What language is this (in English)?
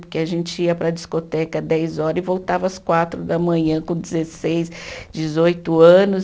Portuguese